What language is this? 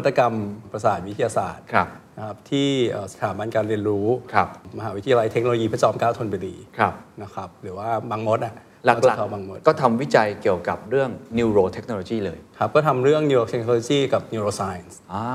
Thai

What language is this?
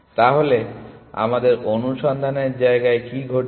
Bangla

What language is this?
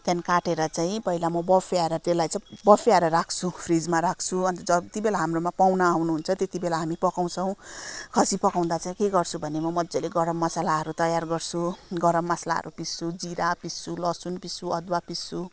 Nepali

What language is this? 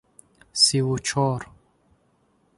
Tajik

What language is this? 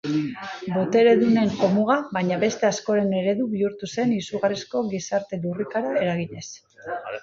Basque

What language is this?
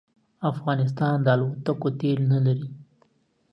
Pashto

